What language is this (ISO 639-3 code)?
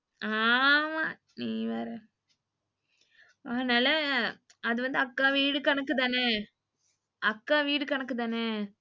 tam